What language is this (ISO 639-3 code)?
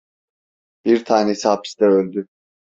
tur